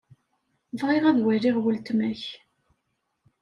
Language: Kabyle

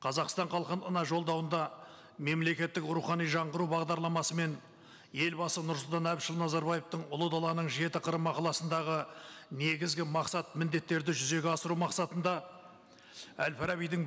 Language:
Kazakh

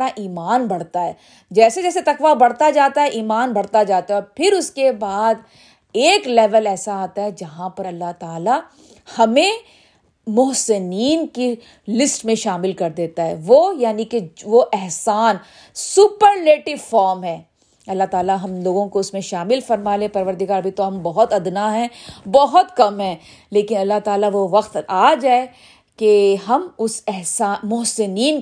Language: Urdu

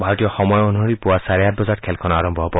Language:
Assamese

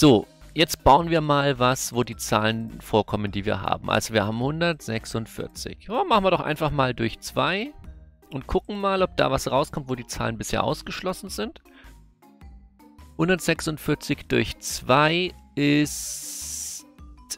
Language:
German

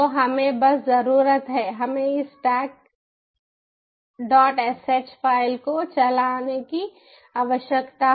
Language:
Hindi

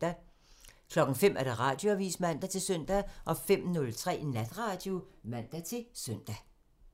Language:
Danish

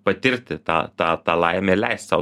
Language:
Lithuanian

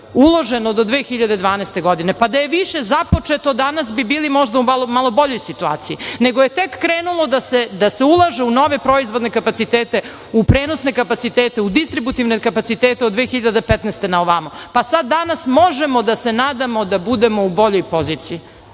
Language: Serbian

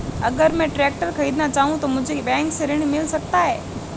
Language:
Hindi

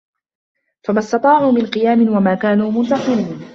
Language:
Arabic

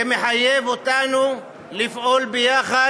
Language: Hebrew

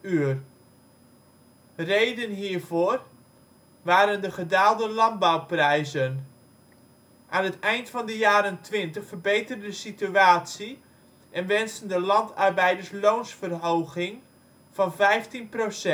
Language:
Dutch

